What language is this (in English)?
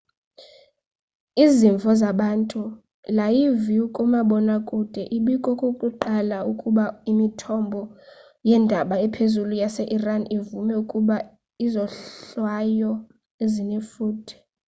Xhosa